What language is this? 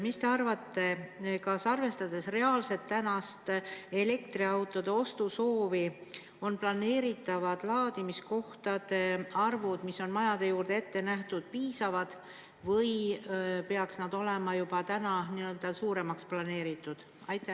Estonian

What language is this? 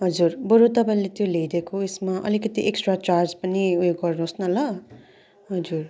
Nepali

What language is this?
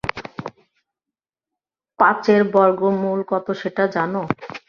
Bangla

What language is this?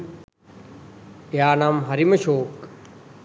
Sinhala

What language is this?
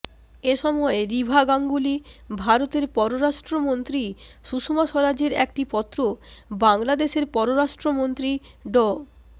Bangla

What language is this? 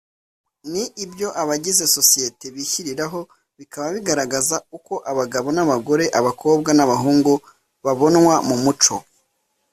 Kinyarwanda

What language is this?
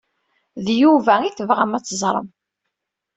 Kabyle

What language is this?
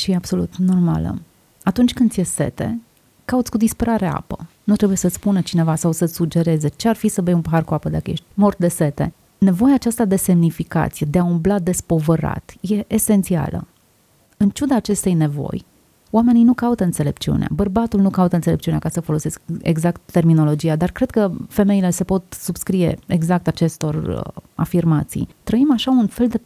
Romanian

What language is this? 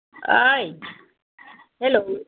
Bodo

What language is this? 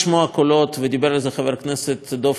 Hebrew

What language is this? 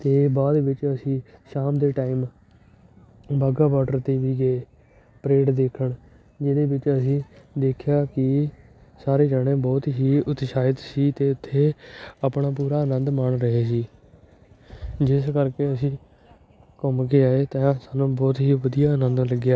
Punjabi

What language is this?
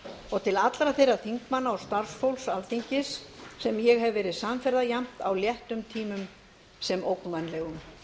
Icelandic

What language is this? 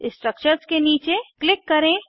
Hindi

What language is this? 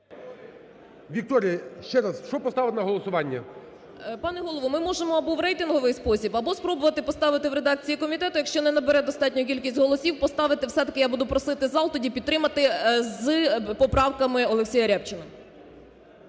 Ukrainian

